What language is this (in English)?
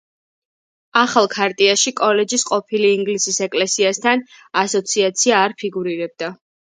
Georgian